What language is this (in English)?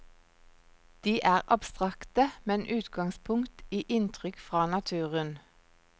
Norwegian